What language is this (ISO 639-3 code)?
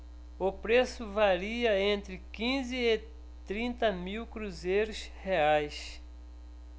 por